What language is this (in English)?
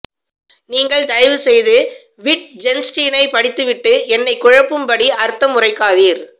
Tamil